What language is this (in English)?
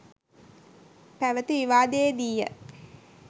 Sinhala